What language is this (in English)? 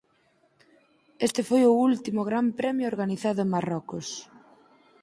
Galician